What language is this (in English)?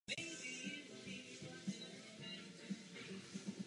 Czech